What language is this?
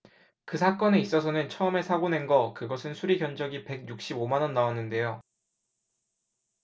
Korean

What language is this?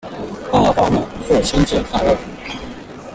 Chinese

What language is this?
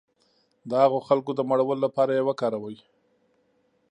Pashto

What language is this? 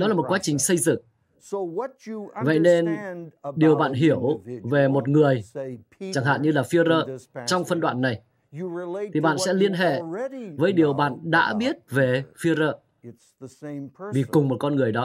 Vietnamese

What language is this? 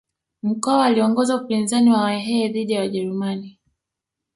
Swahili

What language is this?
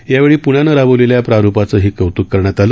Marathi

